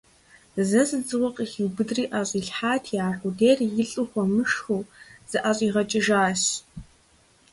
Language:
Kabardian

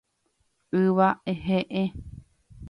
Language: Guarani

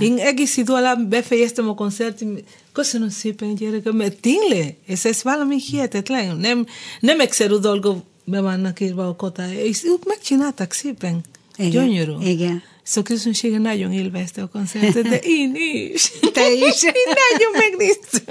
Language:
Hungarian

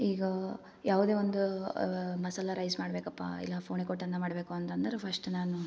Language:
Kannada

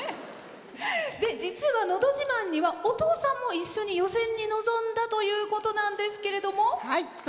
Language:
Japanese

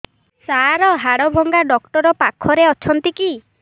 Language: Odia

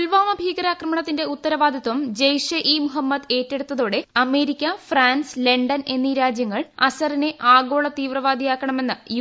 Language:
Malayalam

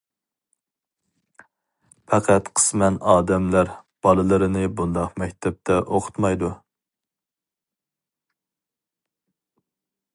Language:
Uyghur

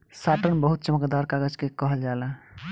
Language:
Bhojpuri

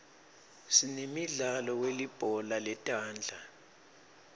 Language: Swati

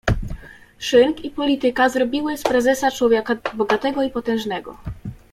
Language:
Polish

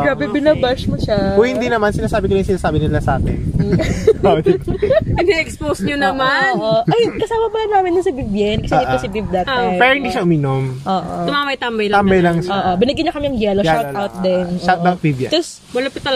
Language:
Filipino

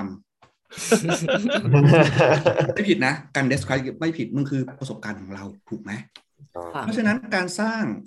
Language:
Thai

